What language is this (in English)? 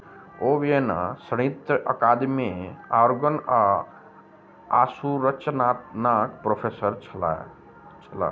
Maithili